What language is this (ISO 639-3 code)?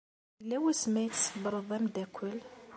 kab